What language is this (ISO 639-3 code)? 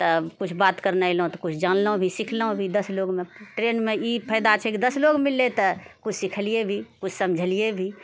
mai